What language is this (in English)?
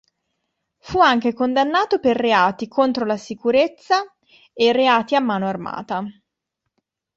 Italian